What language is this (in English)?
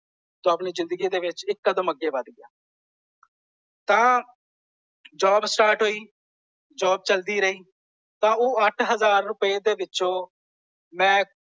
Punjabi